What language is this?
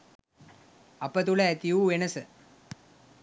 Sinhala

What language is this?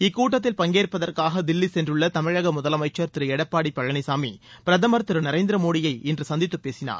Tamil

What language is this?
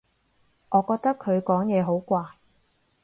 Cantonese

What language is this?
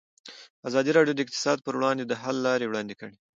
Pashto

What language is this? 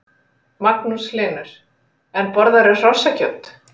Icelandic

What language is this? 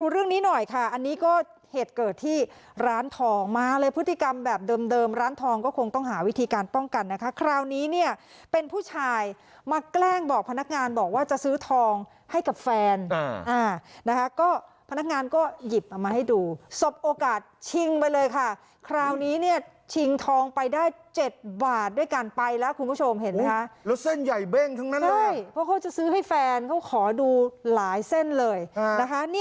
Thai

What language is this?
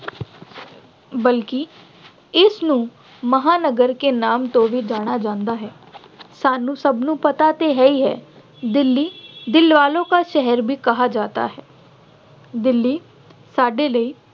Punjabi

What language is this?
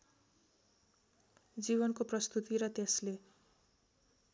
Nepali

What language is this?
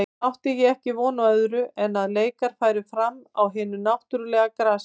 Icelandic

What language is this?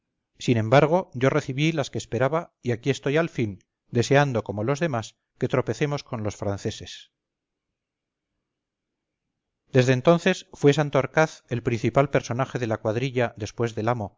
Spanish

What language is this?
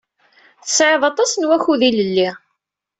Kabyle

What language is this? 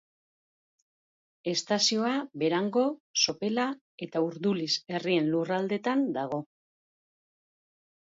Basque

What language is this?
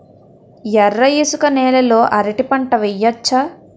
Telugu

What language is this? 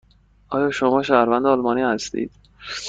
Persian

